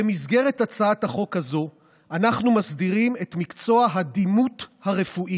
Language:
Hebrew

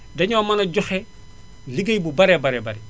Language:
Wolof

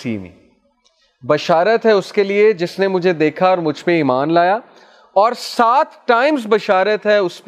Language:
Urdu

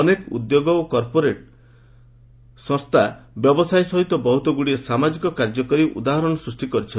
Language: Odia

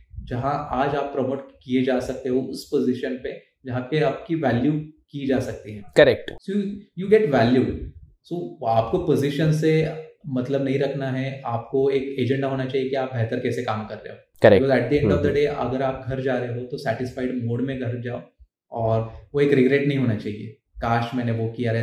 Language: Hindi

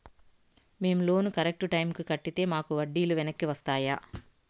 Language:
Telugu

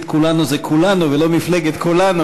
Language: Hebrew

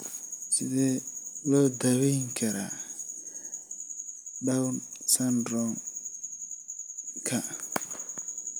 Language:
Somali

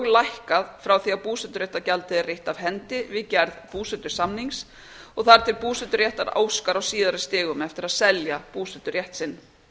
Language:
Icelandic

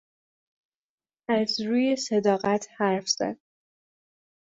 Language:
Persian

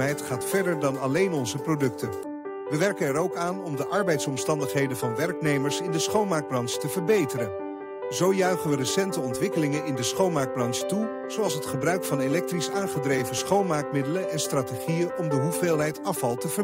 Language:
Dutch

